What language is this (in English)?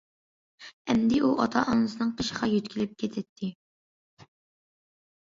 Uyghur